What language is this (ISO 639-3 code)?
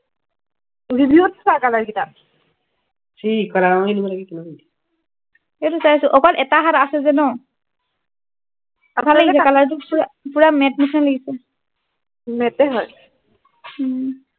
asm